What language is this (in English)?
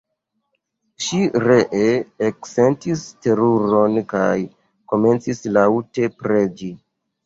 Esperanto